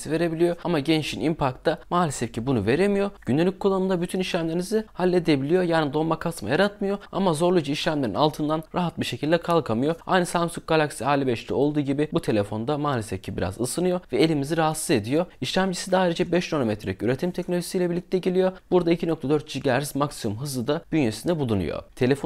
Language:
Turkish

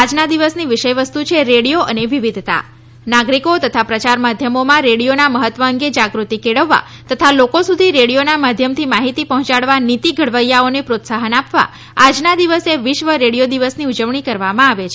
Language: Gujarati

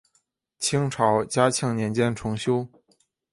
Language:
Chinese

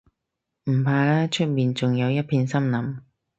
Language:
Cantonese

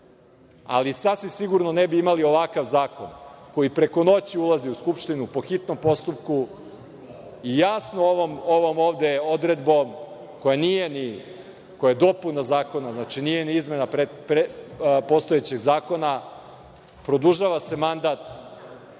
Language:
Serbian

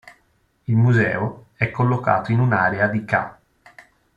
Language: Italian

